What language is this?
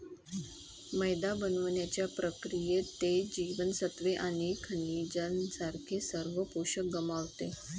Marathi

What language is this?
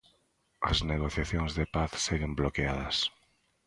Galician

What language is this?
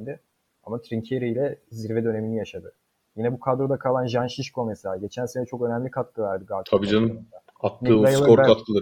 Turkish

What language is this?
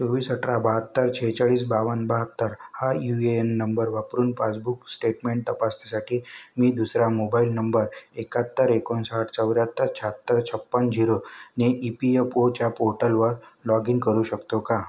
Marathi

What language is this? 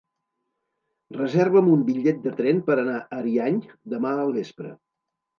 Catalan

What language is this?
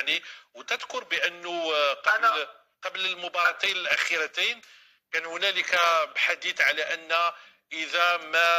Arabic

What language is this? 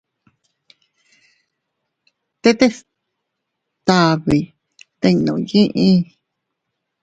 Teutila Cuicatec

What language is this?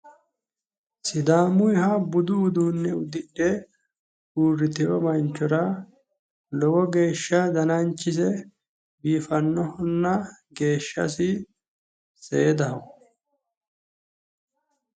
Sidamo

